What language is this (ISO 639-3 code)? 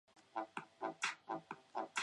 zho